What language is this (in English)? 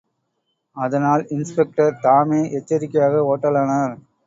Tamil